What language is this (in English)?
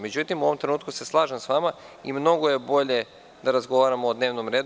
Serbian